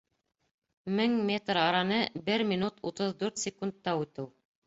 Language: Bashkir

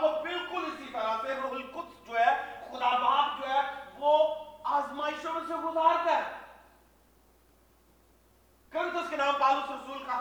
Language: Urdu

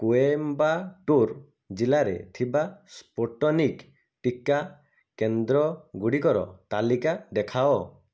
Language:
Odia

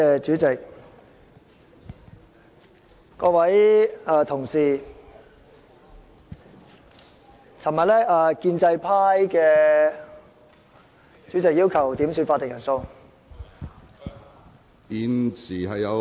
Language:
Cantonese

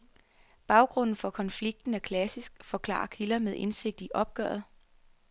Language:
Danish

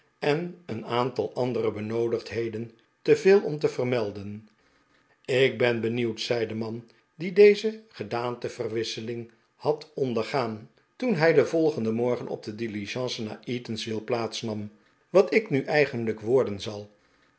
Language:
Dutch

